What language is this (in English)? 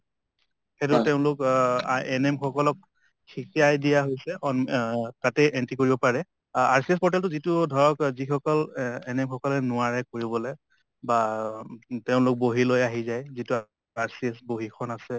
Assamese